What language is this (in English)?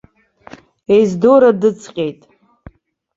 Abkhazian